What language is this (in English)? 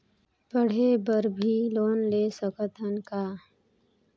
Chhattisgarhi